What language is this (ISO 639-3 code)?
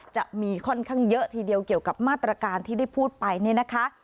tha